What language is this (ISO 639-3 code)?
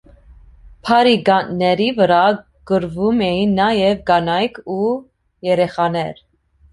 hye